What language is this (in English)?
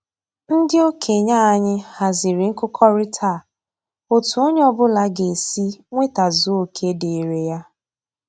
Igbo